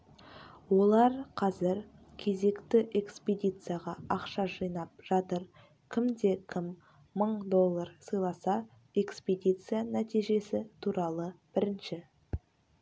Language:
Kazakh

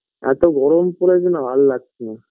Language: Bangla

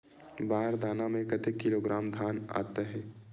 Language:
Chhattisgarhi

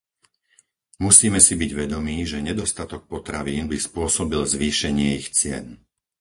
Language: Slovak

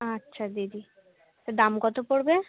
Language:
Bangla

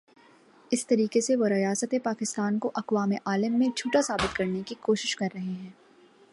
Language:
Urdu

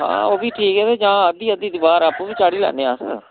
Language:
Dogri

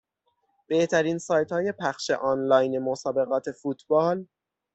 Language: Persian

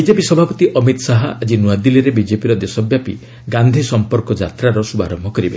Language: Odia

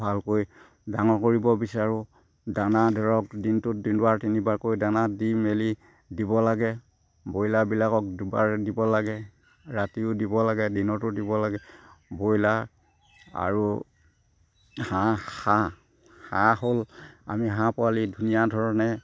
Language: Assamese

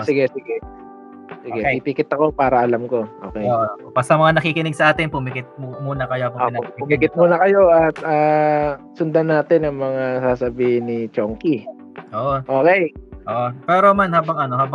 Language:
Filipino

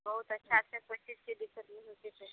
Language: Maithili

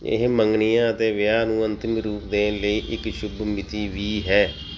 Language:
Punjabi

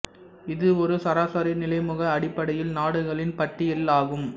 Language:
Tamil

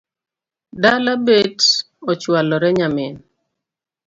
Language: Luo (Kenya and Tanzania)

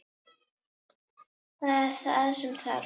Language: Icelandic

